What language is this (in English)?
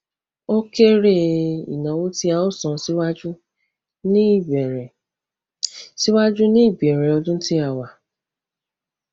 Yoruba